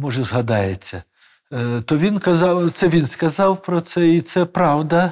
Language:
Ukrainian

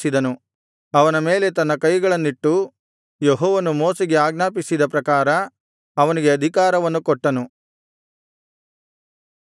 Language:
Kannada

